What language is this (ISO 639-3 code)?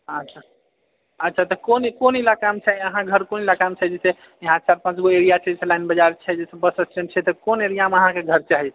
mai